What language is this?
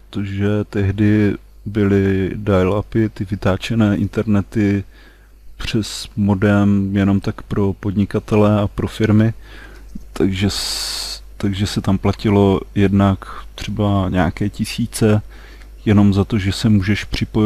Czech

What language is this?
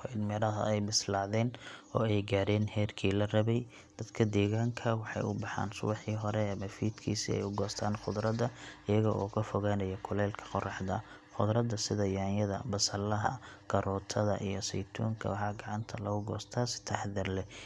Somali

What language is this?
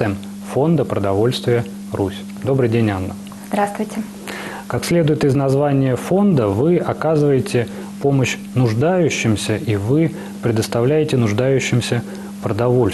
Russian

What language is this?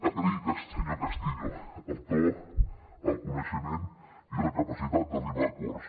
Catalan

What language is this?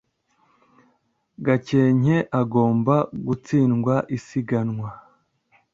Kinyarwanda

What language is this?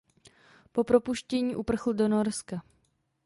Czech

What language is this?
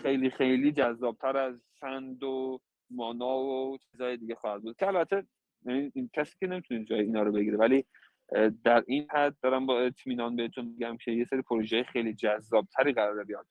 Persian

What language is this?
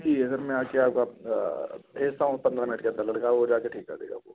Urdu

